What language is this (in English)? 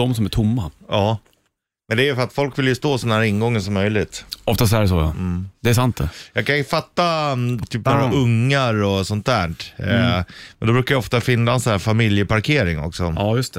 Swedish